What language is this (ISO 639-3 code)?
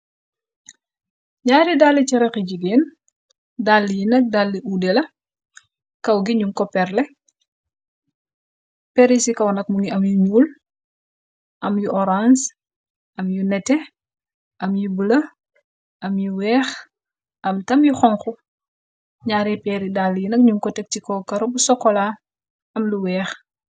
wol